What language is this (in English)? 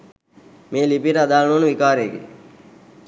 Sinhala